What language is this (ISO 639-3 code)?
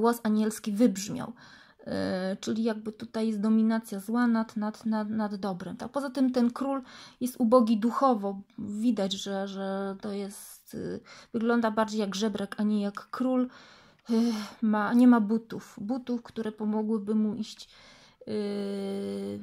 pol